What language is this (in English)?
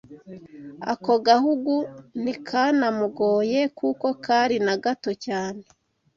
Kinyarwanda